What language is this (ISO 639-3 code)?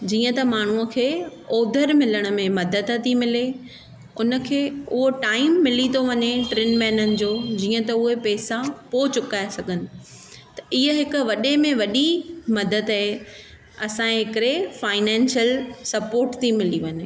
snd